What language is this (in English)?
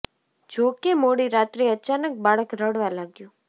Gujarati